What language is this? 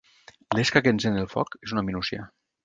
Catalan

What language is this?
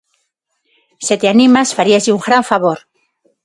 Galician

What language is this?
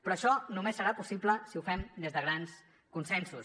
Catalan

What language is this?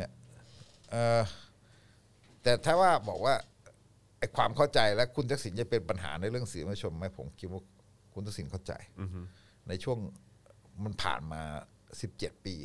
Thai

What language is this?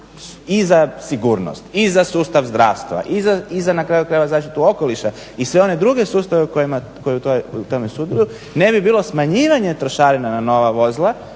Croatian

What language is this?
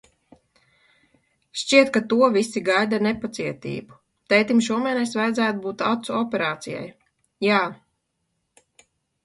Latvian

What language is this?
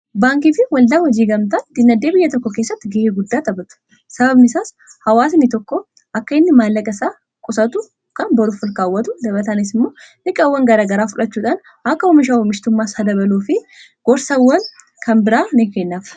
Oromo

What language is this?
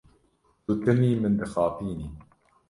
Kurdish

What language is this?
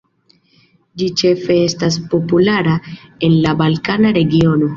Esperanto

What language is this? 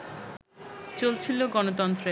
Bangla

